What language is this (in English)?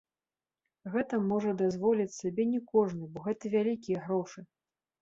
Belarusian